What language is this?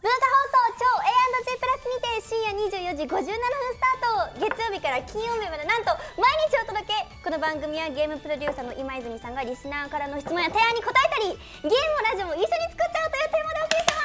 Japanese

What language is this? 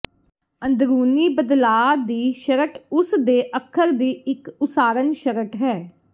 Punjabi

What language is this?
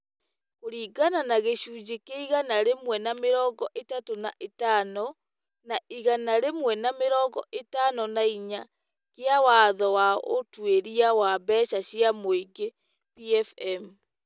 Kikuyu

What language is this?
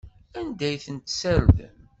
Kabyle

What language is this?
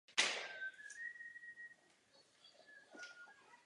Czech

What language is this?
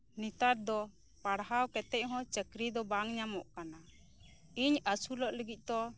Santali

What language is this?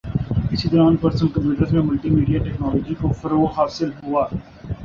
Urdu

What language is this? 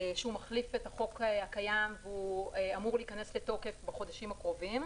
Hebrew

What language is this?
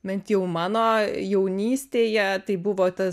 Lithuanian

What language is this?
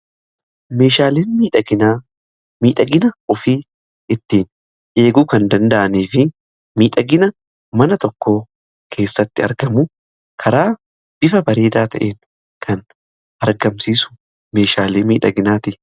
Oromo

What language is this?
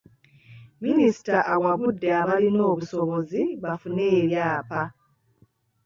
Ganda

